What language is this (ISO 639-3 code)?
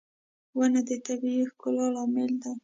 pus